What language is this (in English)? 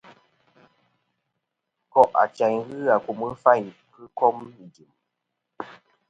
Kom